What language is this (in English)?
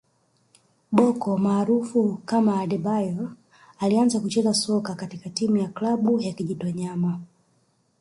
Swahili